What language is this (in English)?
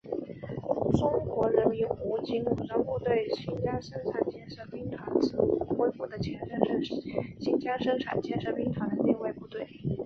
Chinese